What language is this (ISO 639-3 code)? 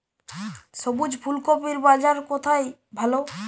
ben